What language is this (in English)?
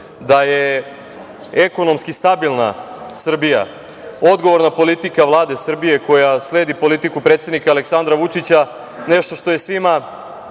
Serbian